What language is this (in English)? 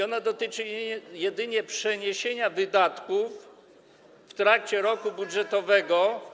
Polish